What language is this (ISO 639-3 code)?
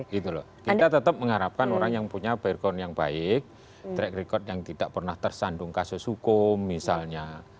ind